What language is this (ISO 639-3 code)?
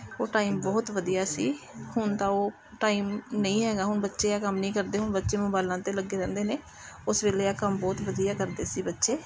pan